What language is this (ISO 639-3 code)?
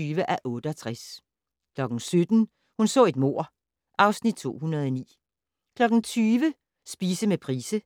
dan